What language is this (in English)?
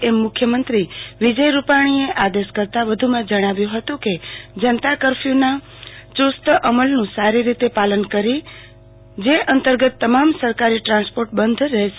Gujarati